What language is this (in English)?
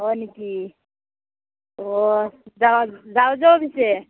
Assamese